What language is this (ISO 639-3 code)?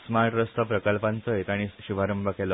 kok